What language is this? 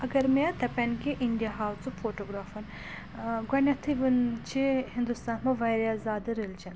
Kashmiri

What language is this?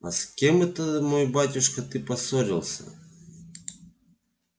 Russian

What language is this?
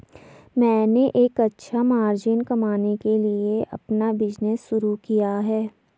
Hindi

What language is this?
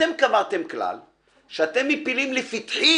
Hebrew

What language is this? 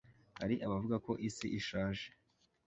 Kinyarwanda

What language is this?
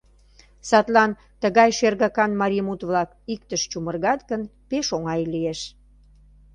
Mari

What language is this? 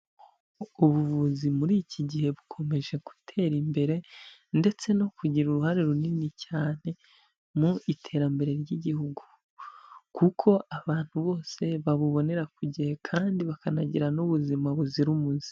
Kinyarwanda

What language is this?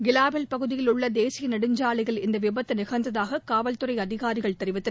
Tamil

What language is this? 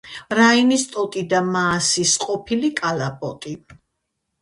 Georgian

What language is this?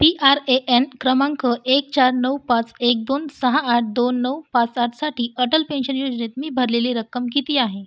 Marathi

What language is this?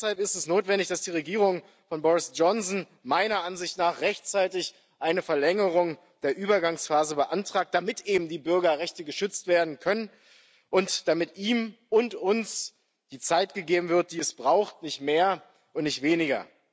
German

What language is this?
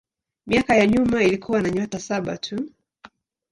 Swahili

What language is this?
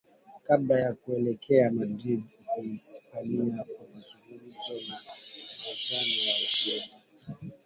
Swahili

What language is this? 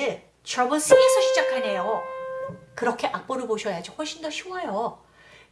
Korean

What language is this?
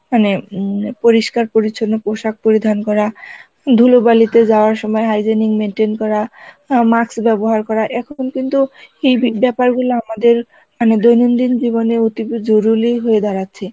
Bangla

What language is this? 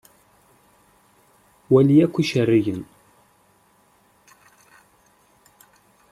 Kabyle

